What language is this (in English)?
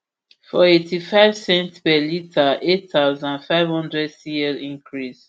Nigerian Pidgin